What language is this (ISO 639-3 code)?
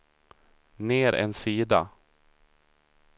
swe